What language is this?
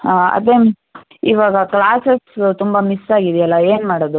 Kannada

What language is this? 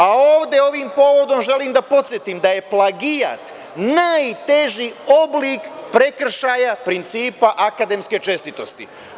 Serbian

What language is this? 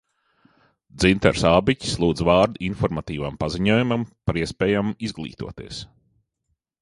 Latvian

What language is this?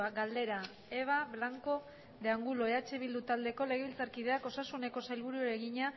Basque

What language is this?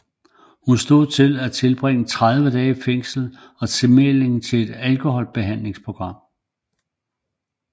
Danish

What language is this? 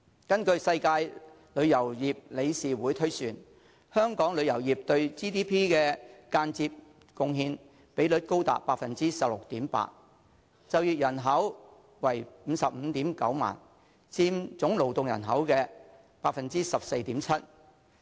Cantonese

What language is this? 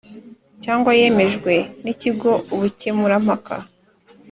Kinyarwanda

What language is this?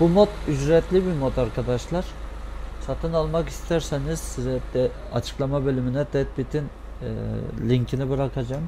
Turkish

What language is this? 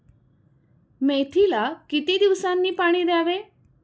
Marathi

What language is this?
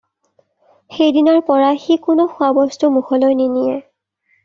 Assamese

